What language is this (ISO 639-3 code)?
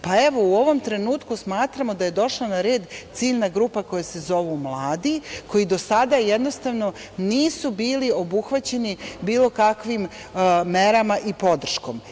srp